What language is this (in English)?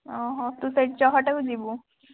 Odia